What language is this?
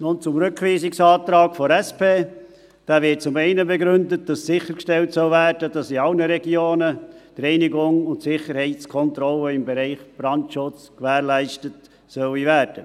Swiss German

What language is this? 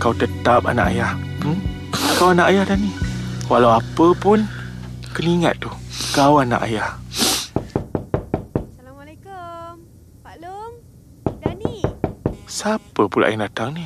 Malay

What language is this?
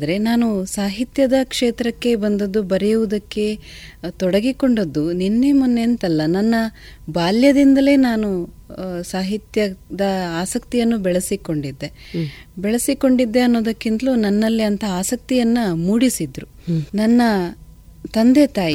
Kannada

